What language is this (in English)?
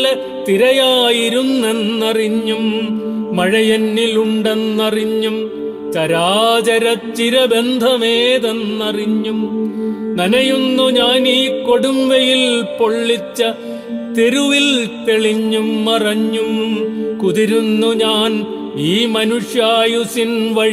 Malayalam